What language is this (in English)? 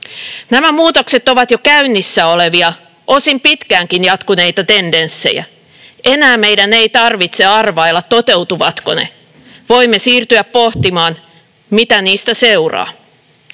Finnish